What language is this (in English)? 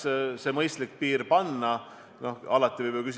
Estonian